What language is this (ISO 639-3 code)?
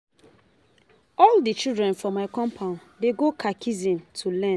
pcm